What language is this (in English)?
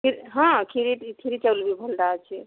Odia